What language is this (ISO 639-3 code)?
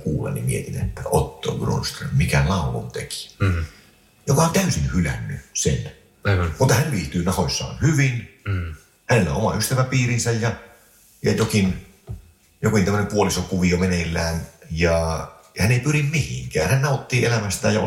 fin